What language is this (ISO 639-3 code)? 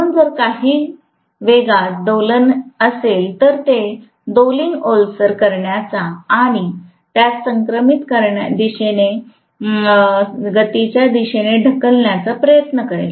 mar